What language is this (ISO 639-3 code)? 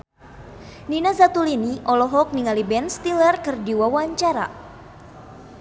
sun